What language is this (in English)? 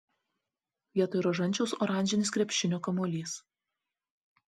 Lithuanian